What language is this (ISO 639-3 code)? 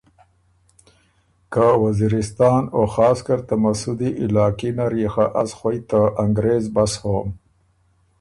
oru